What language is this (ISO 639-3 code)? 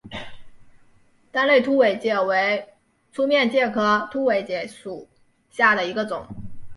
zho